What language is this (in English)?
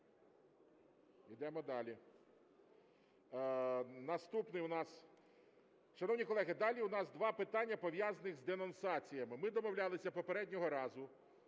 Ukrainian